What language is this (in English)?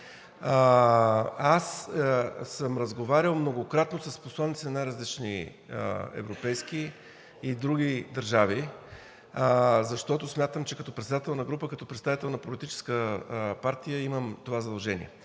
Bulgarian